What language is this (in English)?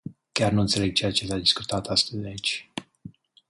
Romanian